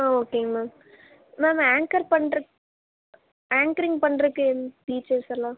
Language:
Tamil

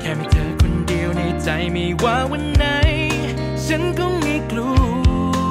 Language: Thai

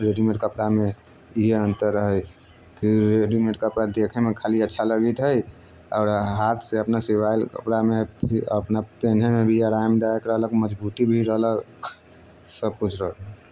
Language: Maithili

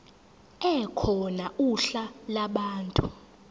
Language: Zulu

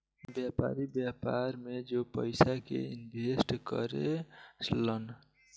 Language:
Bhojpuri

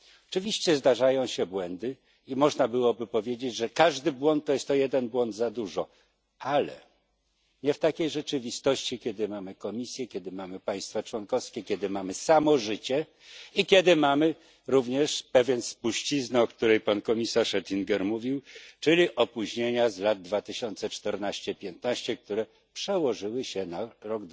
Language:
Polish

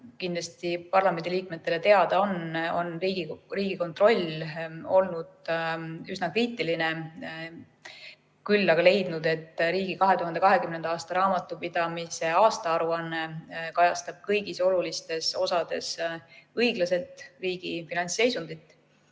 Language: Estonian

